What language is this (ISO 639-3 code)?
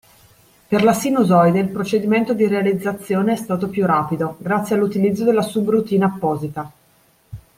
ita